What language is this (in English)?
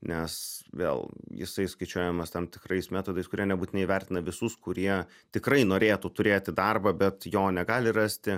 Lithuanian